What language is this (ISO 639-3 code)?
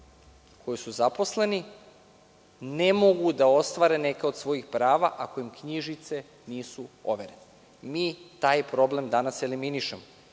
srp